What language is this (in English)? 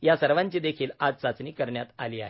Marathi